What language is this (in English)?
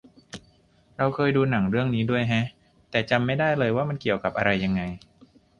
Thai